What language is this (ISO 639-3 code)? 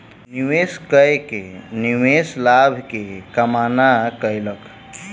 mai